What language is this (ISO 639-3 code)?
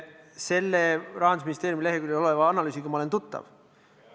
est